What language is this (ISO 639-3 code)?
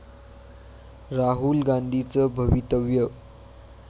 mar